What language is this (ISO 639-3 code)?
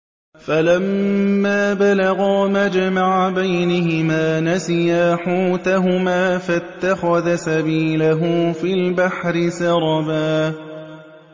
ara